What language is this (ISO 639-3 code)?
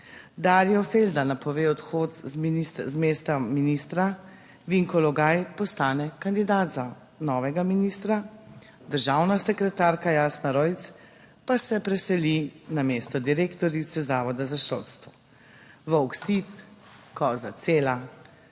slv